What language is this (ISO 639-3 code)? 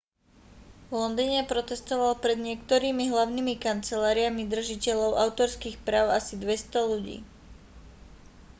slk